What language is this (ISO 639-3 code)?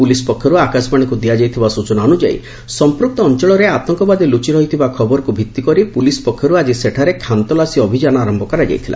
ori